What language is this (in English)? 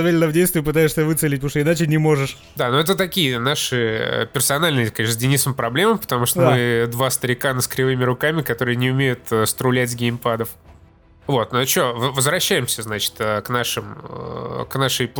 Russian